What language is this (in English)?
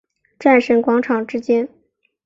Chinese